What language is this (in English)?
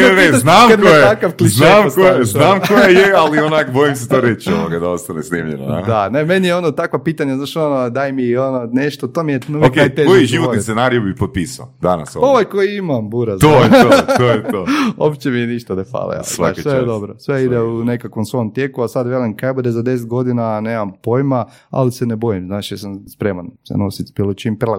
Croatian